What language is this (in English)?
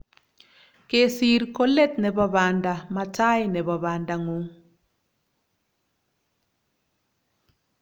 Kalenjin